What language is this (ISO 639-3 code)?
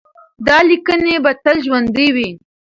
pus